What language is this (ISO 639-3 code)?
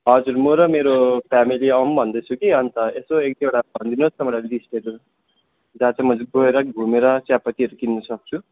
nep